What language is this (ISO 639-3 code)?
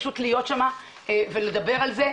heb